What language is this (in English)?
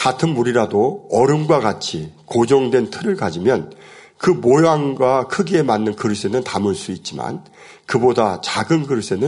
Korean